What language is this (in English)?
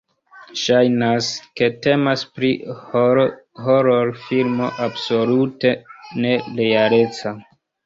Esperanto